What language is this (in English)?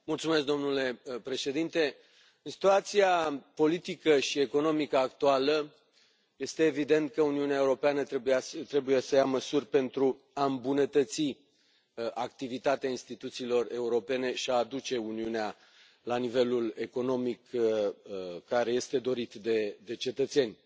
Romanian